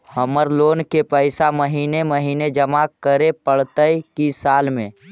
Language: Magahi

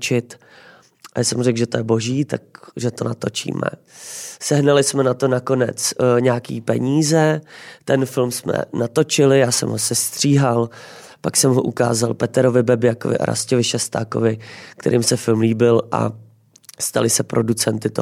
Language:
Czech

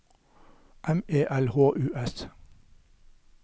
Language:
Norwegian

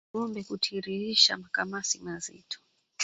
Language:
Swahili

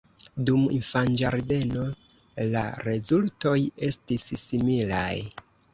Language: Esperanto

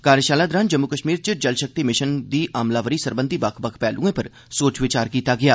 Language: Dogri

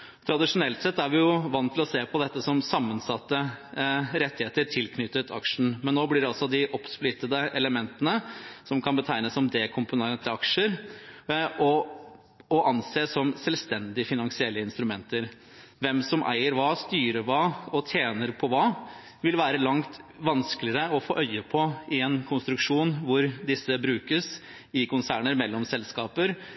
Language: Norwegian Bokmål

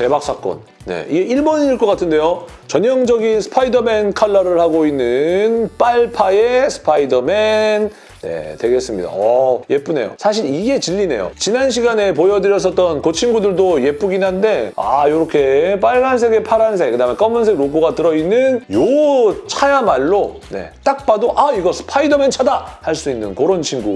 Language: Korean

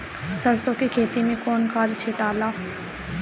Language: Bhojpuri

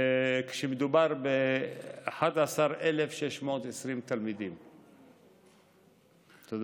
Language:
Hebrew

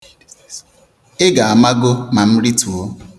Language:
Igbo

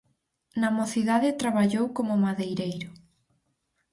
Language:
Galician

